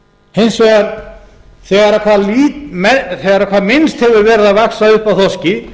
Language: Icelandic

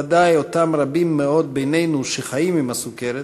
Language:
Hebrew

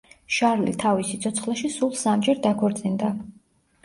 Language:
Georgian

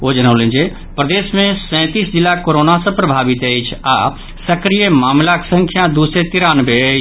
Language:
Maithili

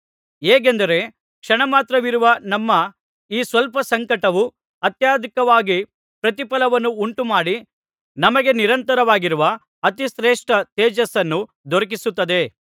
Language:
Kannada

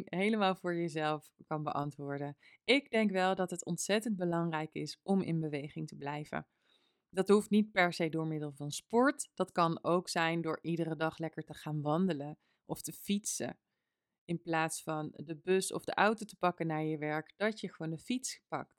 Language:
Dutch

